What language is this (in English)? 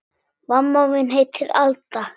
Icelandic